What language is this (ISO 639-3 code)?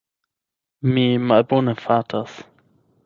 epo